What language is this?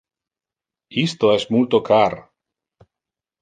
Interlingua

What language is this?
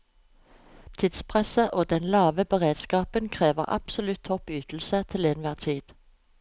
Norwegian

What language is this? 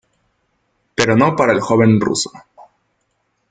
Spanish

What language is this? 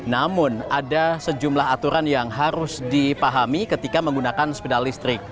Indonesian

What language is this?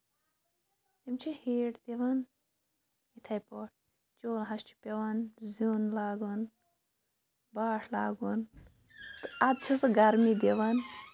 Kashmiri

